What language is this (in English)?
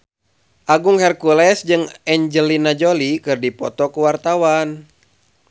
Sundanese